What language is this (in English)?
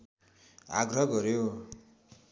Nepali